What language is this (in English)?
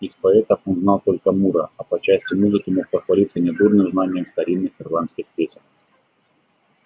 Russian